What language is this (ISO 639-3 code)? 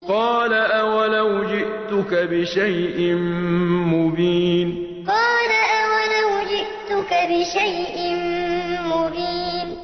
ara